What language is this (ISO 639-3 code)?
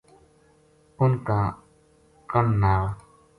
gju